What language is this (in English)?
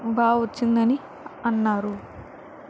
Telugu